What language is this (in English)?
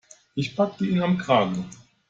German